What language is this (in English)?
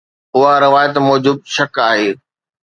Sindhi